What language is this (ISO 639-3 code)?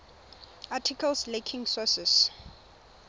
tsn